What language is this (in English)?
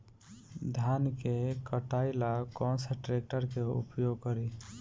Bhojpuri